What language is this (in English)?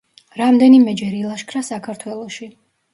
Georgian